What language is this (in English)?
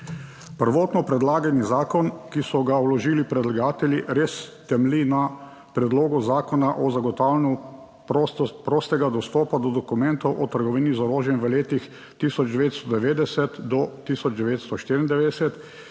Slovenian